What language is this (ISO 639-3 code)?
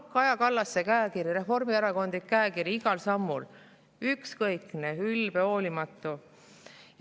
est